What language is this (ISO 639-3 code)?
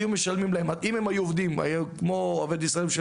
heb